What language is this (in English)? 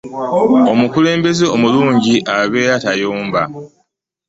Ganda